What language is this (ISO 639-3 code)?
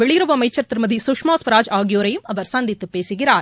tam